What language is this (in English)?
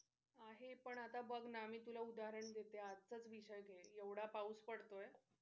Marathi